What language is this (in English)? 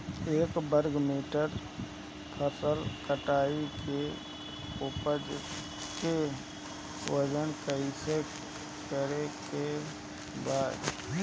Bhojpuri